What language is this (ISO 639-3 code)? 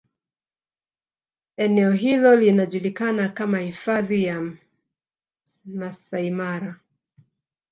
swa